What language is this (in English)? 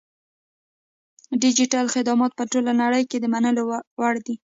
Pashto